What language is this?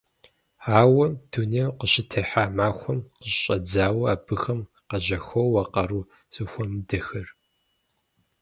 Kabardian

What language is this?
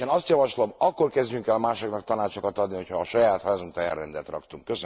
Hungarian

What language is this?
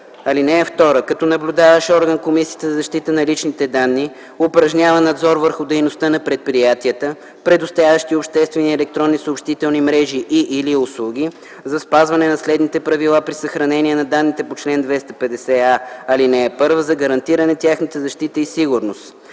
Bulgarian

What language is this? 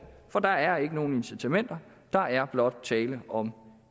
Danish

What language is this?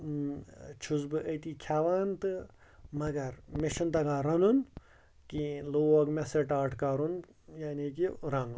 Kashmiri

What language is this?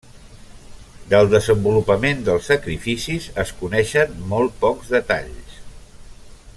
Catalan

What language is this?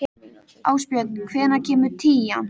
Icelandic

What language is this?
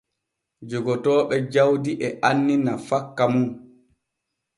Borgu Fulfulde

